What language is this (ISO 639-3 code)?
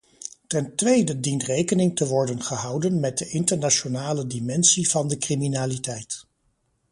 nld